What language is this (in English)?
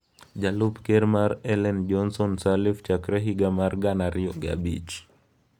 Luo (Kenya and Tanzania)